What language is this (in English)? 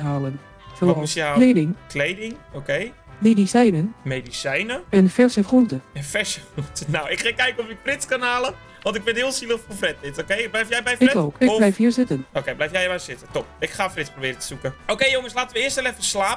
Dutch